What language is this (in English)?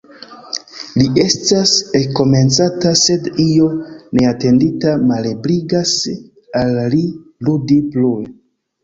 Esperanto